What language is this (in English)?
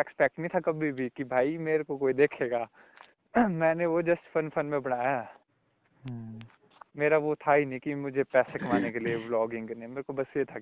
Hindi